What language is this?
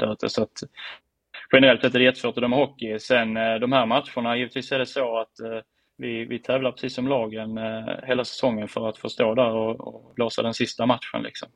Swedish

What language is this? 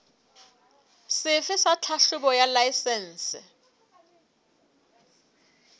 Southern Sotho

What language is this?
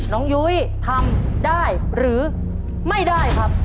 Thai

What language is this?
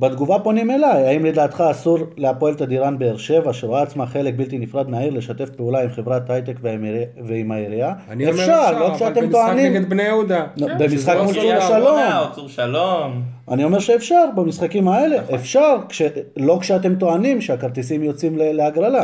Hebrew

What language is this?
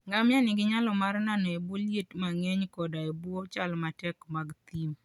Luo (Kenya and Tanzania)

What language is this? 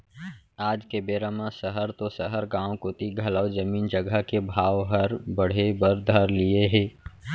Chhattisgarhi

